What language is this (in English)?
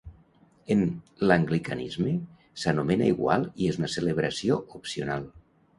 Catalan